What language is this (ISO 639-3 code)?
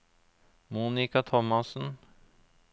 nor